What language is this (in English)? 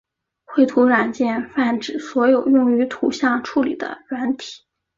Chinese